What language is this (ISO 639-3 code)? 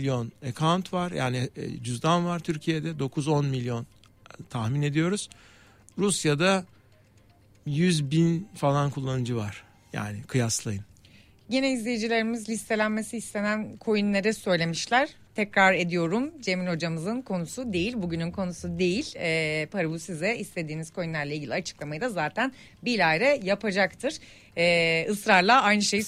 tur